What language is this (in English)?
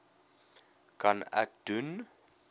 Afrikaans